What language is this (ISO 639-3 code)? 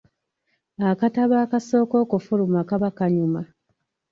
lug